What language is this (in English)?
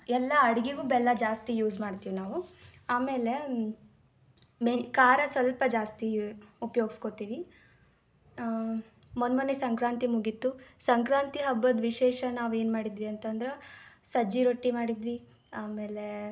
Kannada